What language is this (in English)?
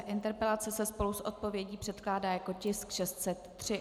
Czech